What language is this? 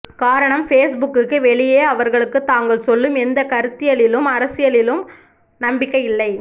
Tamil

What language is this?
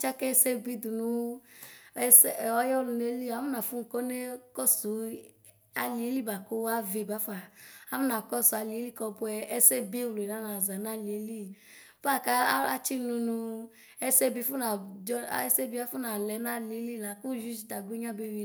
Ikposo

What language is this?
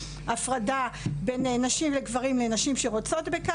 Hebrew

